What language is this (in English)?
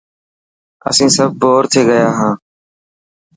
Dhatki